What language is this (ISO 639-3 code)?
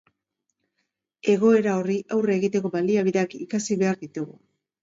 eus